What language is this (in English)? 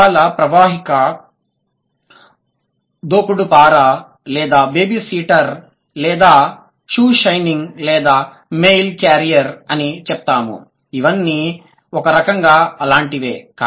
Telugu